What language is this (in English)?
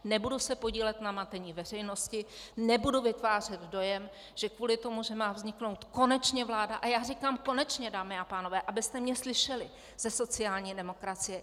Czech